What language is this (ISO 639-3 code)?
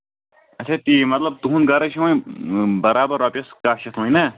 kas